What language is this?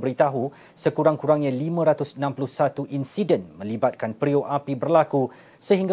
Malay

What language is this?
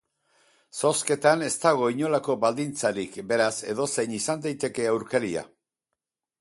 Basque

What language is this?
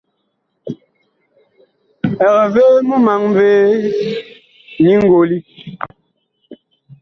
Bakoko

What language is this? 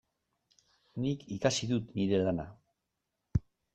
Basque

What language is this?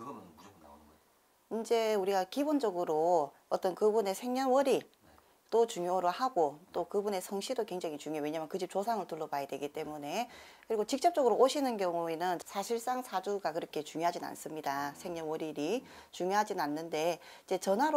Korean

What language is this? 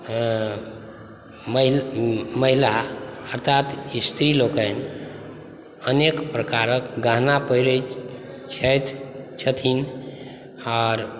Maithili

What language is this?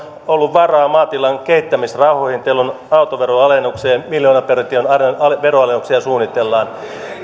Finnish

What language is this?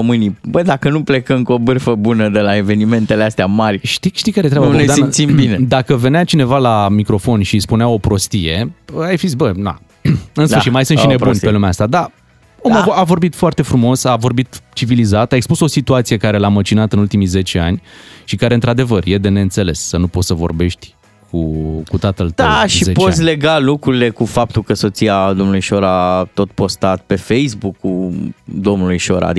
Romanian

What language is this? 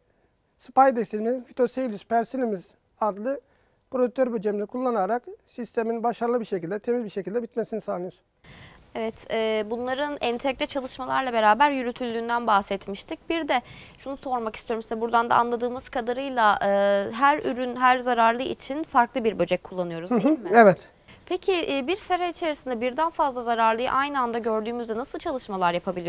Turkish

